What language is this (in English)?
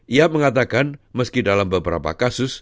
Indonesian